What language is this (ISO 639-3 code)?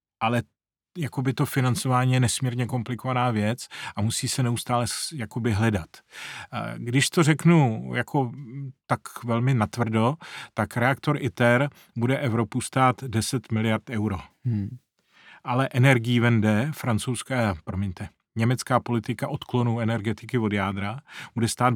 ces